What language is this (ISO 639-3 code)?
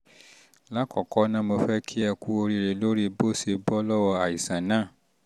yor